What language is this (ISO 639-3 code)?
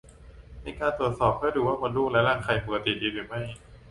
tha